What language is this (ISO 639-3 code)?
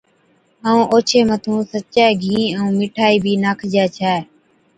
odk